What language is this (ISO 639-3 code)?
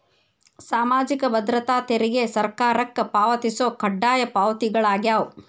kan